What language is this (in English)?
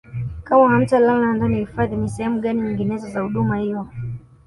Swahili